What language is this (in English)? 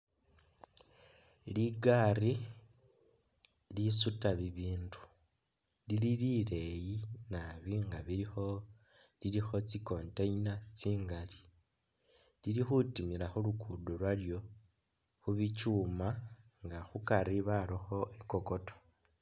Masaaba